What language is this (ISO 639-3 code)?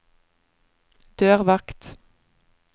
nor